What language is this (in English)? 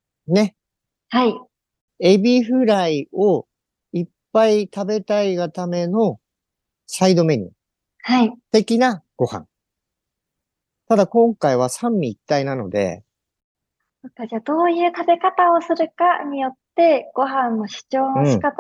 Japanese